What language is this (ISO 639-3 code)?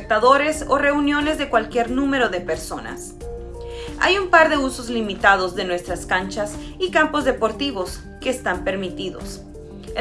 spa